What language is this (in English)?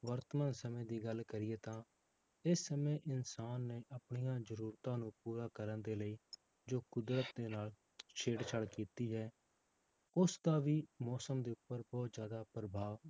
Punjabi